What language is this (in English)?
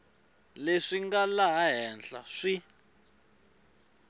Tsonga